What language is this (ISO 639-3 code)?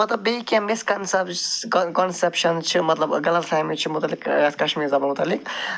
kas